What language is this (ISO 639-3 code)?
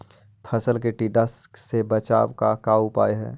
mag